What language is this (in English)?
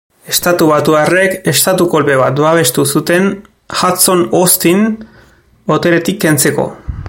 Basque